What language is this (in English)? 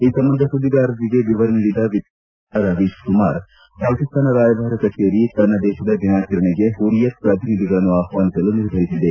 Kannada